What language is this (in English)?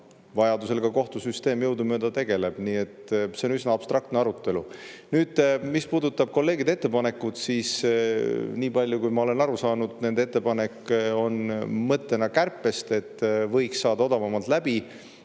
Estonian